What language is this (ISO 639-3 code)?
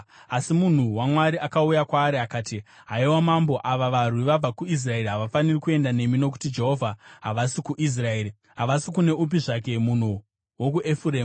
sna